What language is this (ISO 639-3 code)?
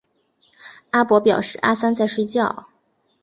zho